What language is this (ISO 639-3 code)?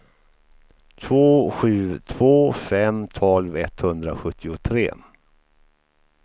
swe